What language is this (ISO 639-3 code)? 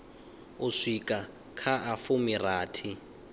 ven